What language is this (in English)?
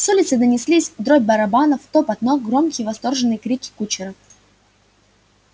Russian